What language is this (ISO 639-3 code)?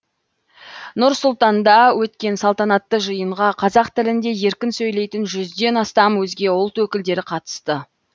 kaz